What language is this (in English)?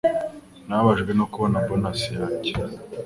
Kinyarwanda